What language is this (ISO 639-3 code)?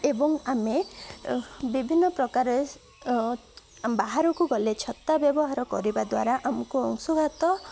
ori